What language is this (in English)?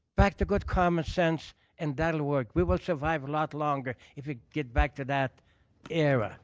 English